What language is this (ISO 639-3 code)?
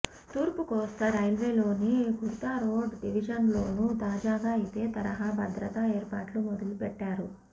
tel